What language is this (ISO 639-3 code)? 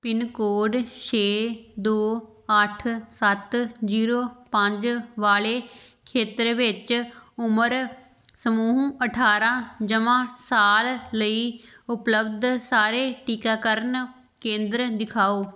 pan